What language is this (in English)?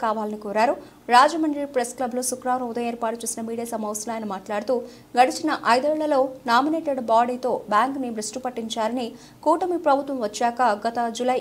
Telugu